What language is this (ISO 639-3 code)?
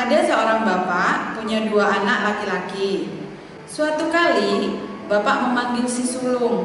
ind